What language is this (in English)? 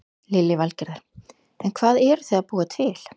Icelandic